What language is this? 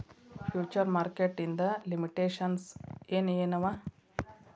Kannada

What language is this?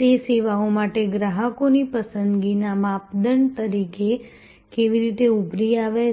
Gujarati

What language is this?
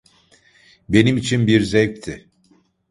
Turkish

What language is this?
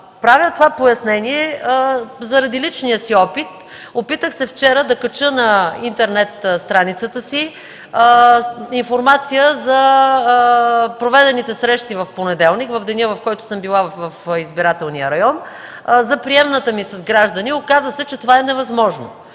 Bulgarian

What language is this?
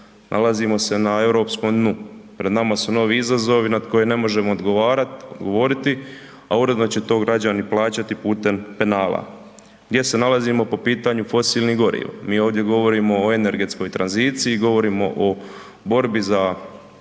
Croatian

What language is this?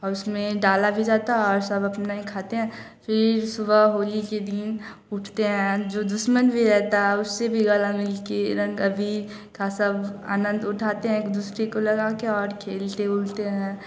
Hindi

